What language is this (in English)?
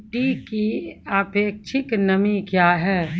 Maithili